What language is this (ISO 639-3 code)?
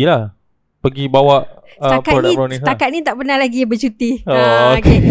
msa